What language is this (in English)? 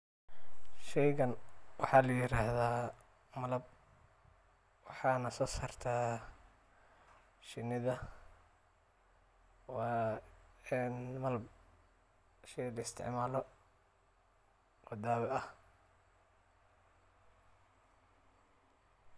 Somali